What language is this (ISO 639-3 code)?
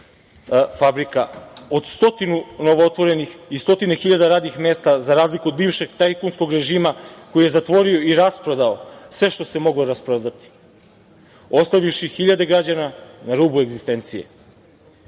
srp